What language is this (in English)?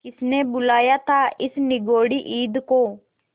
Hindi